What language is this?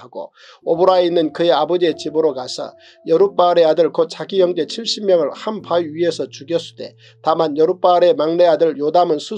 Korean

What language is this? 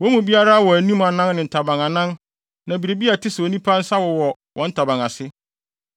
Akan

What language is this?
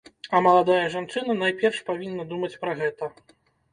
Belarusian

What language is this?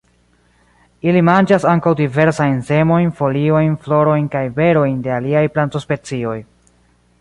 Esperanto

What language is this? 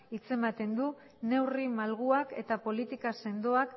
Basque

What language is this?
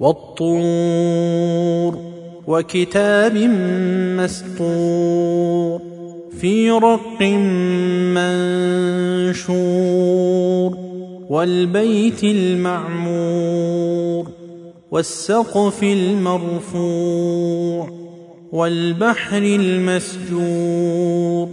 Arabic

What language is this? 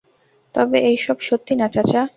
Bangla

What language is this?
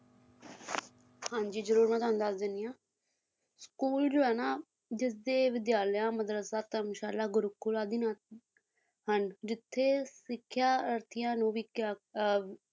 Punjabi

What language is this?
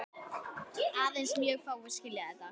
Icelandic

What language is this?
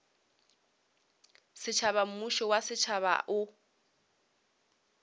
Northern Sotho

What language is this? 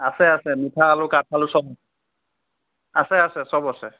Assamese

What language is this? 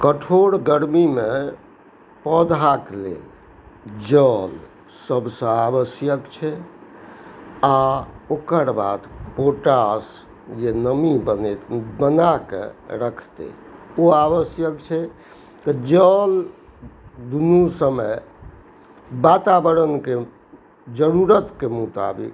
Maithili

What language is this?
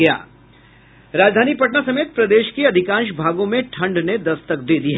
Hindi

